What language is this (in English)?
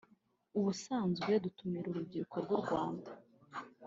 Kinyarwanda